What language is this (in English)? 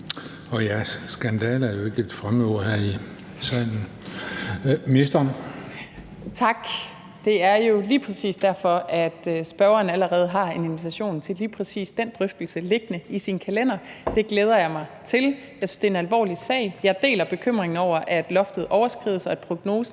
Danish